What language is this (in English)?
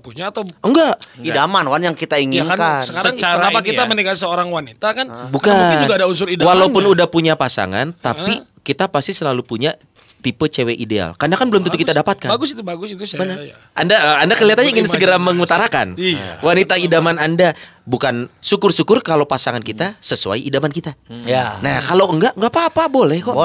Indonesian